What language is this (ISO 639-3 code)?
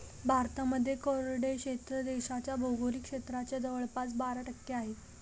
mar